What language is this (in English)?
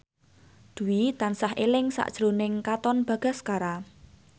Javanese